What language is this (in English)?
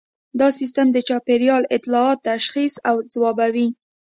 Pashto